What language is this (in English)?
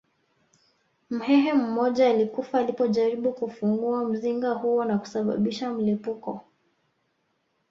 Swahili